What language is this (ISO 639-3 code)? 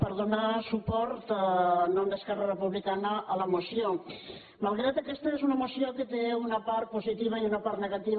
cat